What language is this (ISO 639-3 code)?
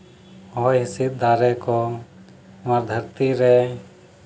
sat